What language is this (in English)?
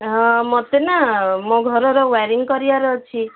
Odia